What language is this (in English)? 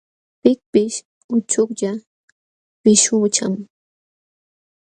Jauja Wanca Quechua